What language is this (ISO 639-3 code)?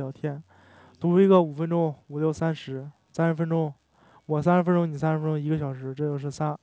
zho